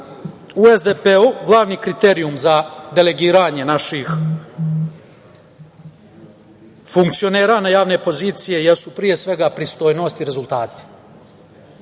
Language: Serbian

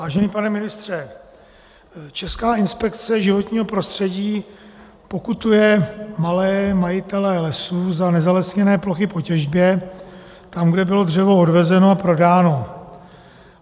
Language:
Czech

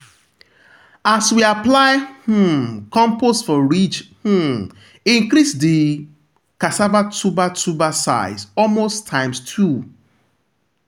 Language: Nigerian Pidgin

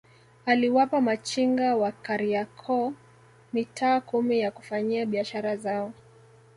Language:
Swahili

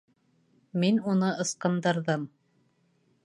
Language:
Bashkir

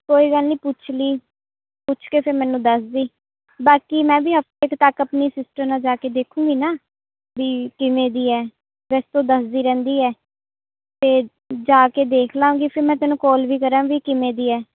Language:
Punjabi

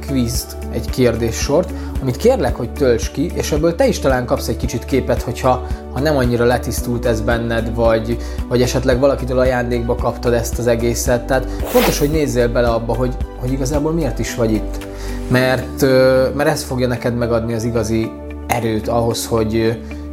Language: Hungarian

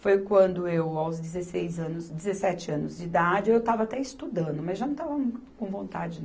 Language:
Portuguese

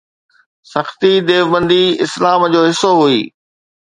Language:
Sindhi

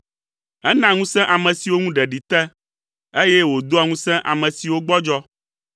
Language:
Ewe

